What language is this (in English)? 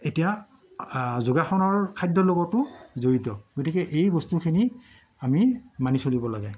Assamese